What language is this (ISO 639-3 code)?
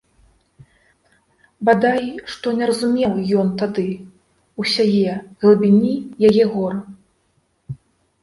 bel